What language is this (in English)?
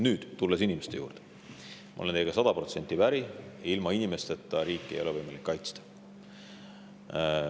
Estonian